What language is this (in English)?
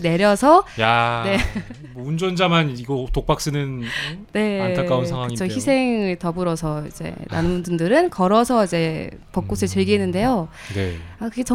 Korean